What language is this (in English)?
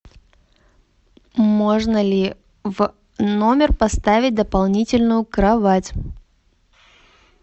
Russian